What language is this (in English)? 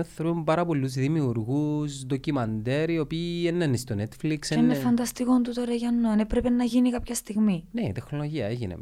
Greek